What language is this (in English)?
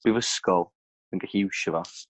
Welsh